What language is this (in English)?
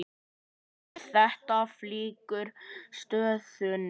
Icelandic